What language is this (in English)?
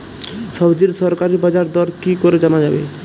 Bangla